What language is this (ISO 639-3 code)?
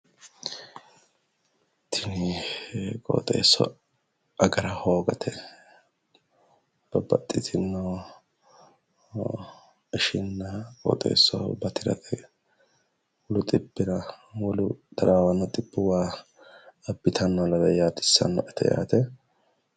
sid